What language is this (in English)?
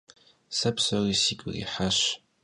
Kabardian